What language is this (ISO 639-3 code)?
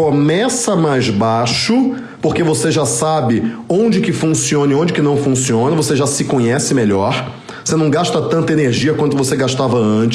por